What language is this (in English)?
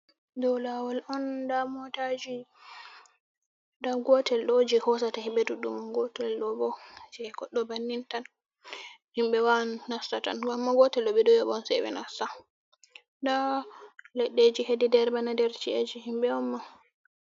Fula